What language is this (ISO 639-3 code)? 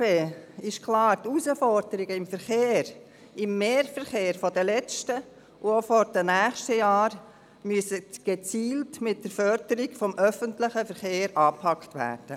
gsw